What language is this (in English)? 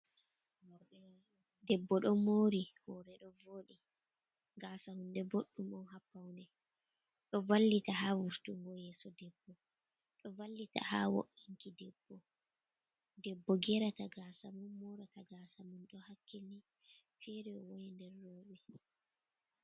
Fula